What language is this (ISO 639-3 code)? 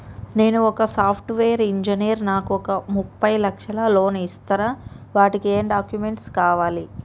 tel